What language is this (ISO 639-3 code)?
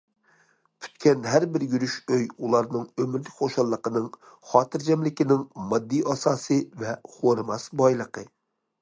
uig